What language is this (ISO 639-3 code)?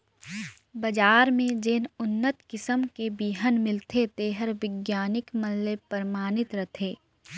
hne